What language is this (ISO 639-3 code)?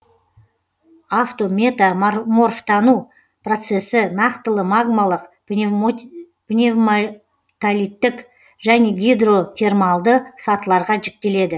kaz